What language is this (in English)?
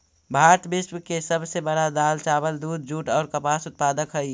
Magahi